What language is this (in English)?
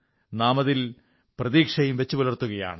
Malayalam